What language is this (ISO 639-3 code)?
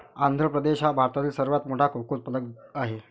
mar